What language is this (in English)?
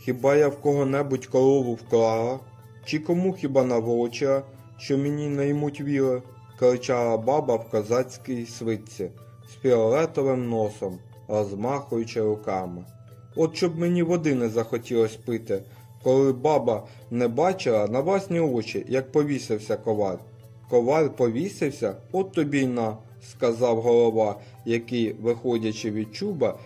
Ukrainian